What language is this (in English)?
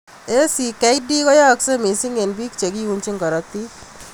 Kalenjin